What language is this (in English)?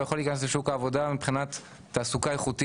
Hebrew